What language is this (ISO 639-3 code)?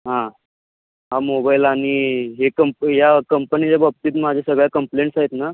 mar